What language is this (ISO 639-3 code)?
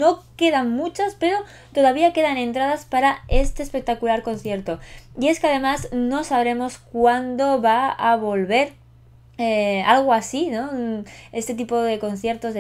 spa